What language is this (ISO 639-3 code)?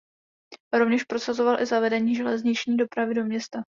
ces